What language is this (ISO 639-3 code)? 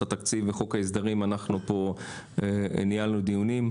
heb